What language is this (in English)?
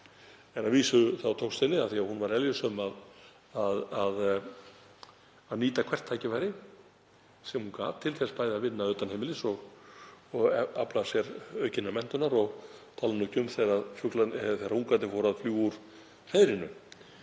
Icelandic